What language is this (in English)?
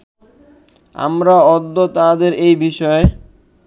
Bangla